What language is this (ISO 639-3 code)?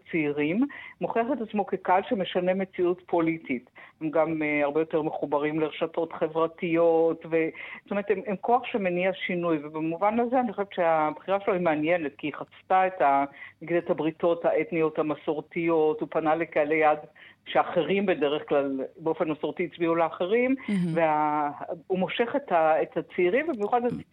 heb